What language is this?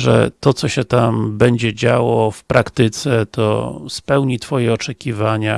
Polish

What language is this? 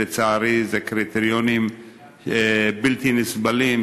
Hebrew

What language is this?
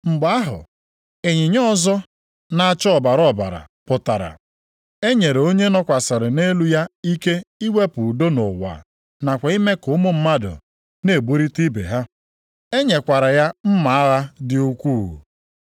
Igbo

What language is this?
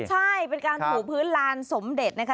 Thai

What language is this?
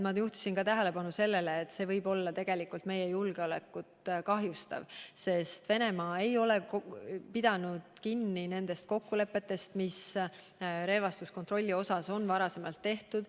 Estonian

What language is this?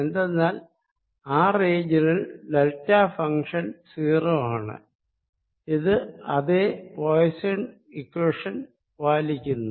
Malayalam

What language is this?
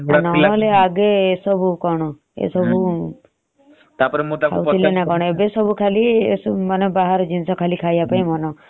Odia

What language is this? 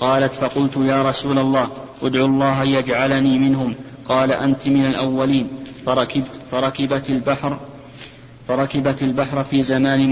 Arabic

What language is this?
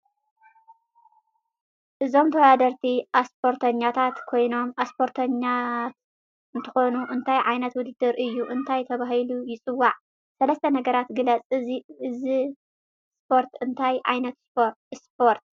Tigrinya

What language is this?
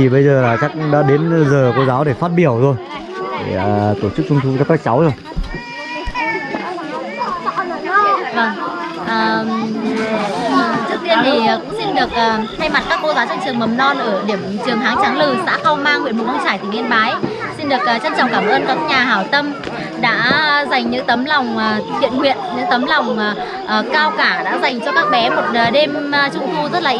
Vietnamese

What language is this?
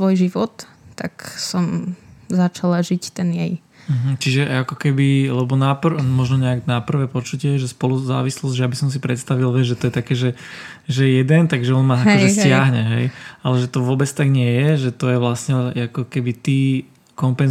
Slovak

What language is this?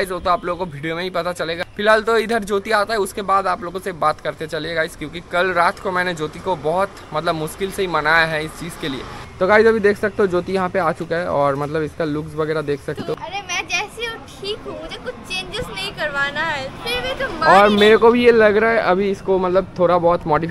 Hindi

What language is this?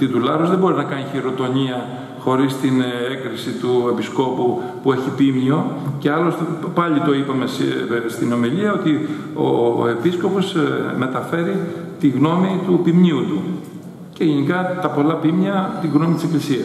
Greek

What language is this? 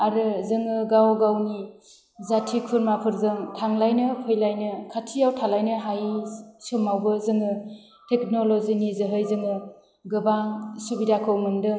Bodo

